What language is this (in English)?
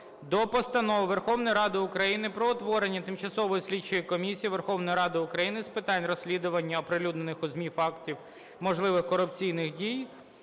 Ukrainian